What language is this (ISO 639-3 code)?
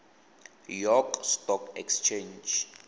tsn